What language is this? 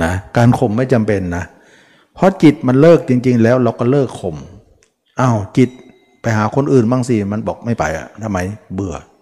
Thai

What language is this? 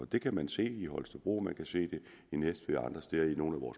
Danish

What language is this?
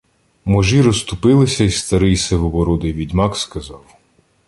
Ukrainian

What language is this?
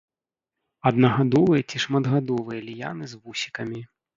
Belarusian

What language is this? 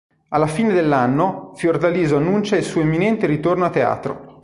Italian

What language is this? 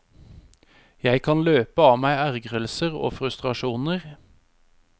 Norwegian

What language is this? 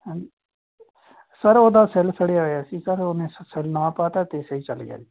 Punjabi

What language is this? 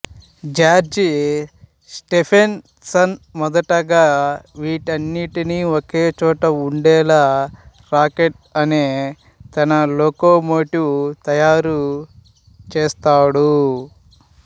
Telugu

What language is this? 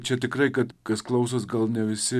Lithuanian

